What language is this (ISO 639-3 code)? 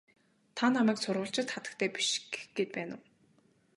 mon